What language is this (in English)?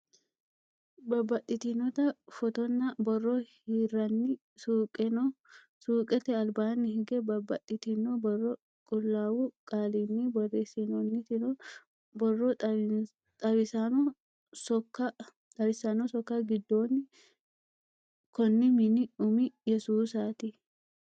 Sidamo